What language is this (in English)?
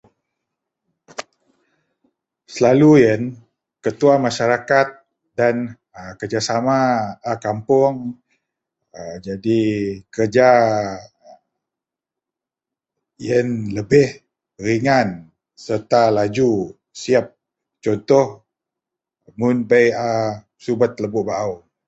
Central Melanau